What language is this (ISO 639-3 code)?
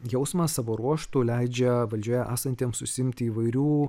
lit